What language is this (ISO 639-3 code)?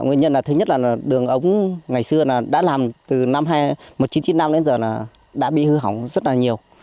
vie